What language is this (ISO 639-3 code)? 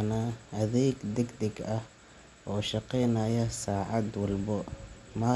som